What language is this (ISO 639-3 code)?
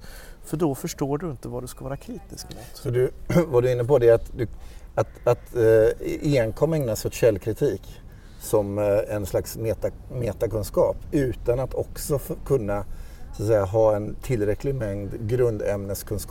swe